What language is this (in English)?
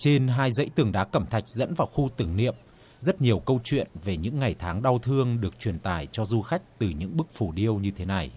Vietnamese